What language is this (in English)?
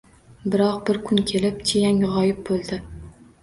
Uzbek